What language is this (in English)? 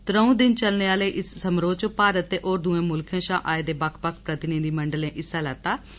Dogri